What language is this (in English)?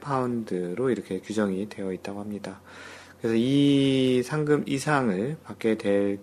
Korean